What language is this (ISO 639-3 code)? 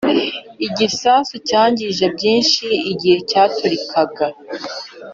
kin